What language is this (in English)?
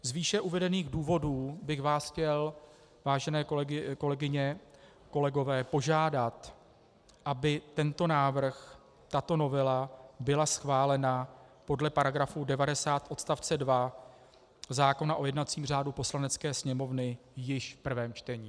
Czech